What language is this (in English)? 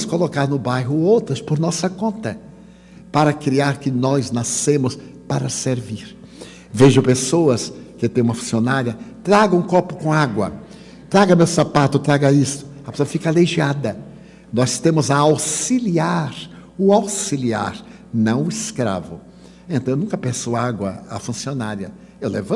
Portuguese